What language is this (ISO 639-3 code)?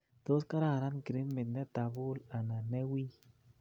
kln